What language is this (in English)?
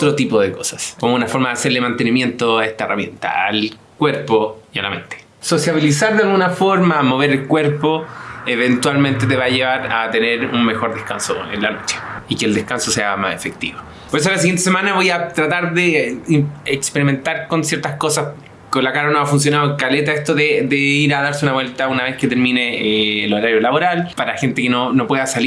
Spanish